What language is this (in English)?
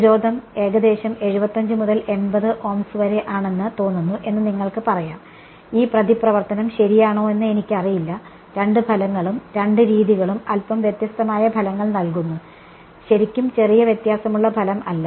Malayalam